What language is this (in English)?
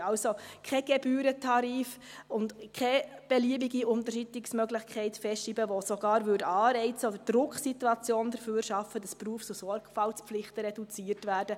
Swiss German